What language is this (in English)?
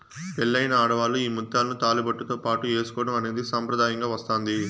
Telugu